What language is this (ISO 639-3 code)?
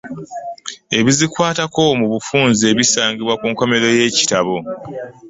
lug